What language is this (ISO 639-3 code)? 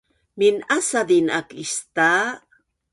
bnn